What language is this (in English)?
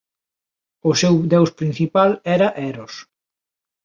Galician